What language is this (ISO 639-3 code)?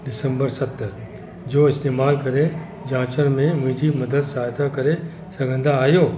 snd